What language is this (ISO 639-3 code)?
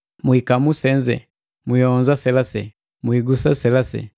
mgv